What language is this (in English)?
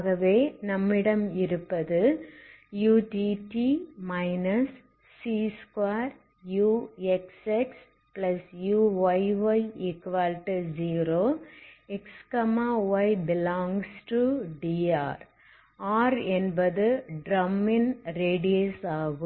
Tamil